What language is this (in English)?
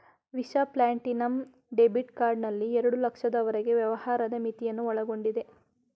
Kannada